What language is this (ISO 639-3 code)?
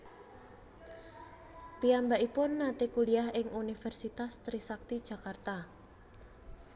jav